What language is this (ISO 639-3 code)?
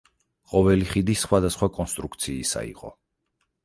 kat